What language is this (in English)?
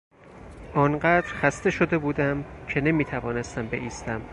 Persian